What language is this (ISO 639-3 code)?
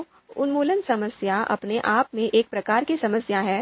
hin